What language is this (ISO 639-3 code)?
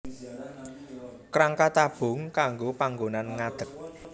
jav